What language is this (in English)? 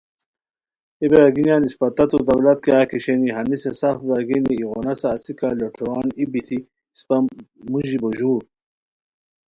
Khowar